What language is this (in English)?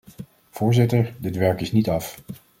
Dutch